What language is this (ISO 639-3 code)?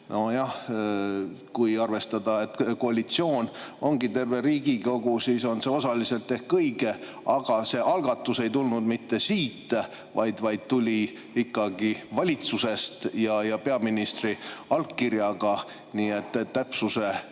est